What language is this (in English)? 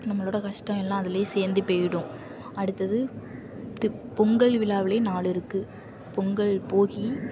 Tamil